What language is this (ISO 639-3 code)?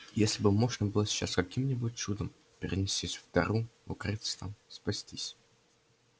rus